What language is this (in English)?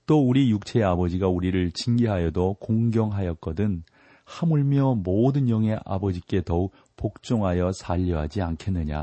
Korean